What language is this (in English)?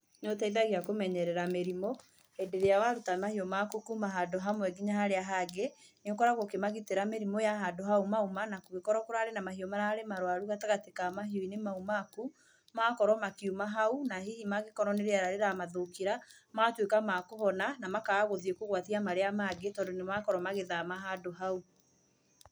Kikuyu